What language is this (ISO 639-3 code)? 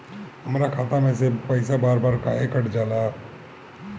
bho